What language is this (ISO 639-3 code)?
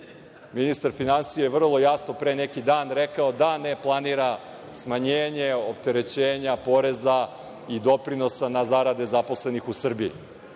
srp